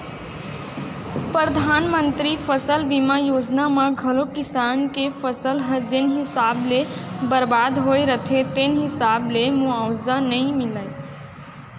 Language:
Chhattisgarhi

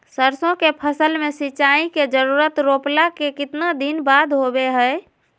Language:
Magahi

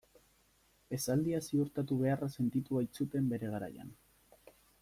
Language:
Basque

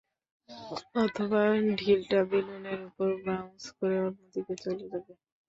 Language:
Bangla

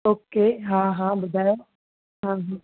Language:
Sindhi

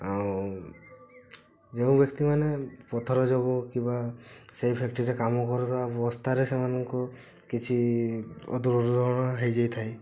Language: Odia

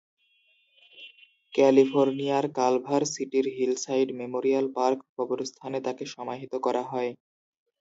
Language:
Bangla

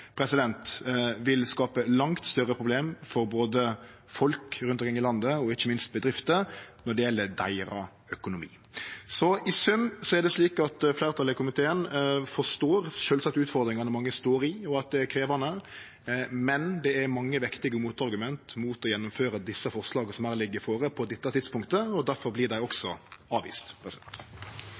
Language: Norwegian Nynorsk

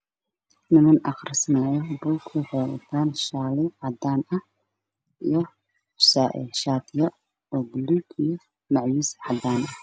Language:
Somali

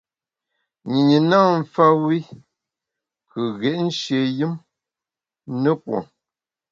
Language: Bamun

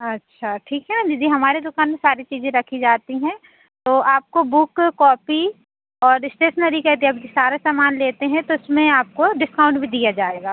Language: Hindi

